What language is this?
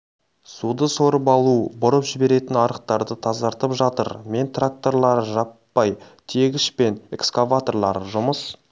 Kazakh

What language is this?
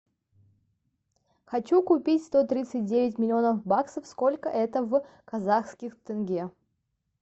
Russian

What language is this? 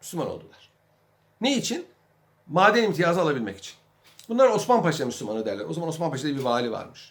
Turkish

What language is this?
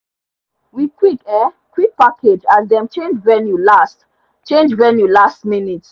Nigerian Pidgin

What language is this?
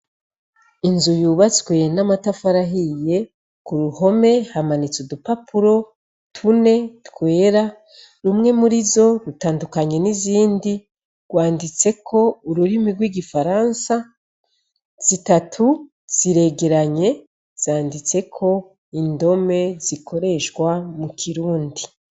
Rundi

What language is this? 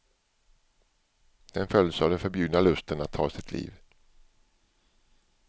Swedish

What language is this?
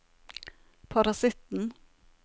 Norwegian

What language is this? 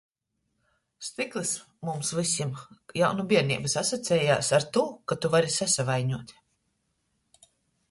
Latgalian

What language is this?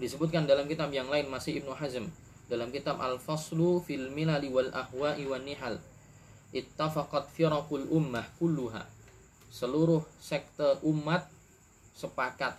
Indonesian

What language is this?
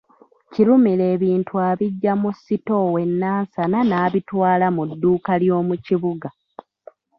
Ganda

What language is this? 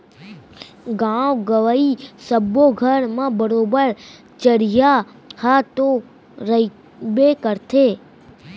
Chhattisgarhi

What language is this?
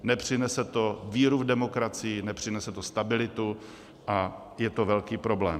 Czech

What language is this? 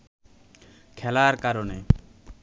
Bangla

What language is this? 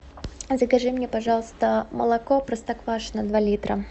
Russian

